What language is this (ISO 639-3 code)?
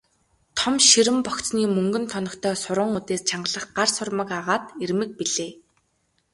mon